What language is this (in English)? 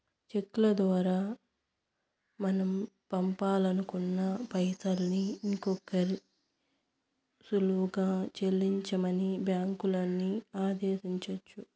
Telugu